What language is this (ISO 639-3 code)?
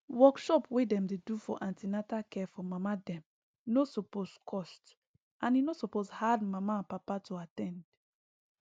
pcm